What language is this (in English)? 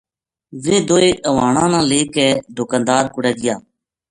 Gujari